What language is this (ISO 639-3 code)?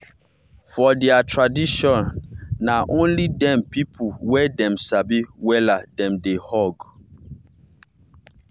pcm